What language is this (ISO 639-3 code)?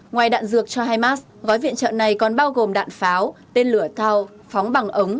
vie